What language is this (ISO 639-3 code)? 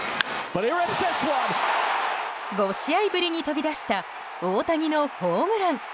jpn